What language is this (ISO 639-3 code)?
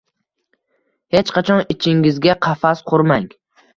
uzb